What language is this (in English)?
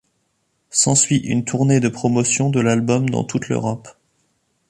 French